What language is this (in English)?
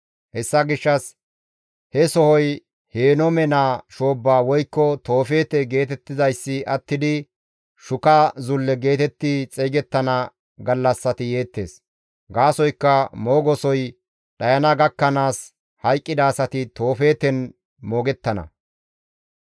Gamo